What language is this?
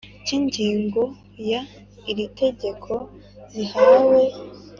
Kinyarwanda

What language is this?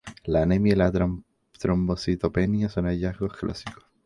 Spanish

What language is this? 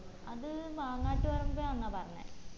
Malayalam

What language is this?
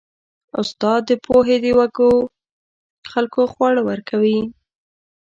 Pashto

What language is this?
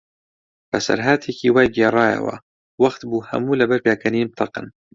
Central Kurdish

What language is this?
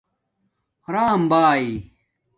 Domaaki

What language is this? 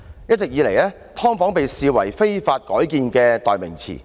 Cantonese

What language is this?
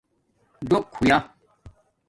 Domaaki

